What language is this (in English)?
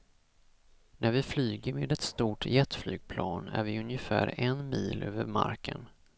Swedish